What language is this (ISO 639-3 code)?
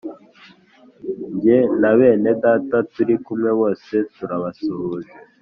kin